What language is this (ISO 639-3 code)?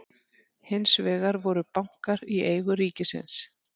isl